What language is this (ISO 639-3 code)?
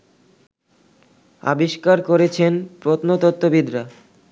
ben